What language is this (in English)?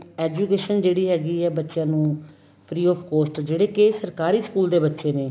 Punjabi